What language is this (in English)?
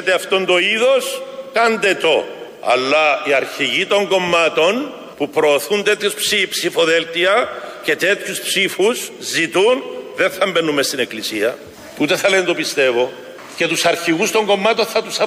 Greek